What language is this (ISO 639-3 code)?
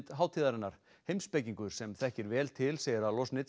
isl